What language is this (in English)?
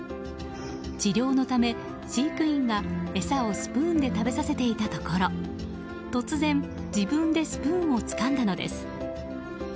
Japanese